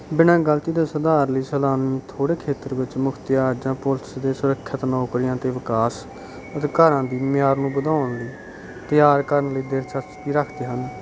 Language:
Punjabi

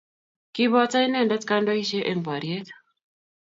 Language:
Kalenjin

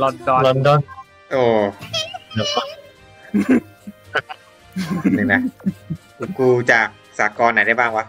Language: Thai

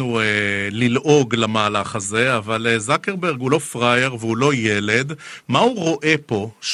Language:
Hebrew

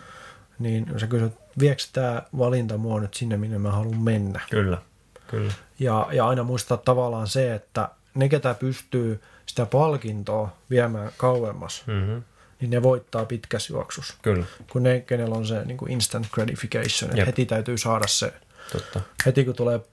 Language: Finnish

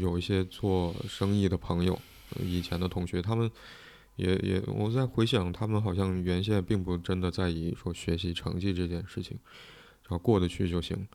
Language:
Chinese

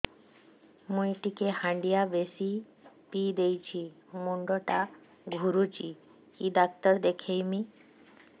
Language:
Odia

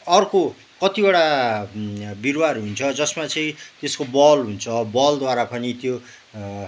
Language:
Nepali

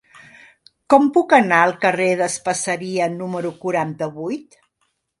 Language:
Catalan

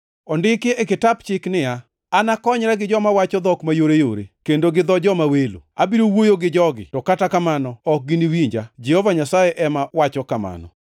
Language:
Luo (Kenya and Tanzania)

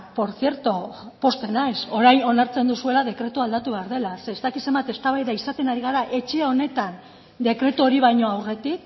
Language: Basque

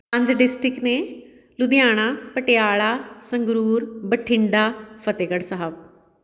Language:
Punjabi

